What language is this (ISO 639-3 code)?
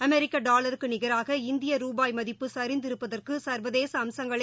tam